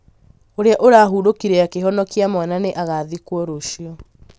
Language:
Kikuyu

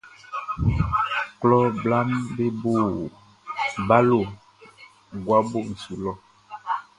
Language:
Baoulé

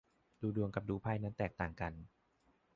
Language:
Thai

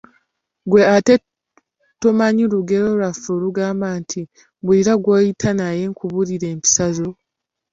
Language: Ganda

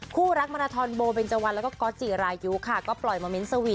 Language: Thai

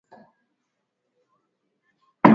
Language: Swahili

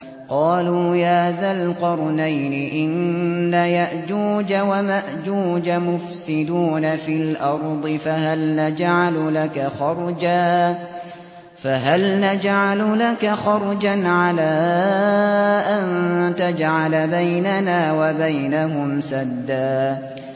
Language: Arabic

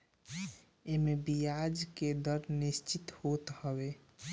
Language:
Bhojpuri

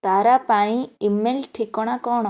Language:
Odia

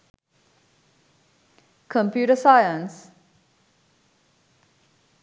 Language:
Sinhala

